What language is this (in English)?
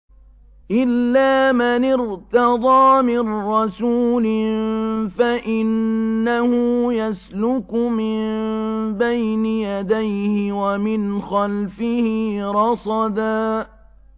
Arabic